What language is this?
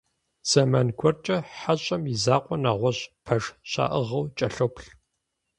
Kabardian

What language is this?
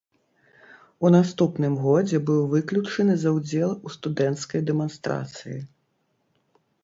Belarusian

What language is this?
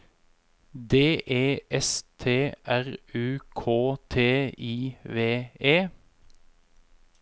Norwegian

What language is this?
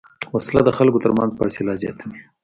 Pashto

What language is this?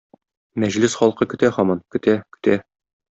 Tatar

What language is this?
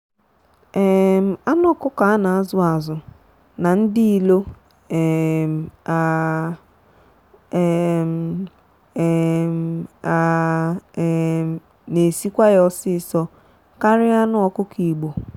Igbo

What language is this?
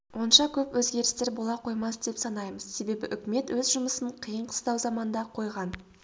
Kazakh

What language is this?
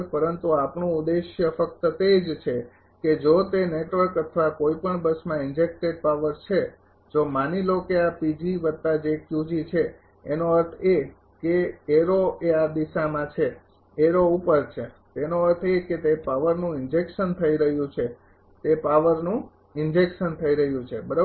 Gujarati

